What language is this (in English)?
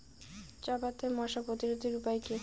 Bangla